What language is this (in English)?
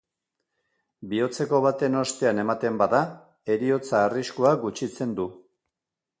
Basque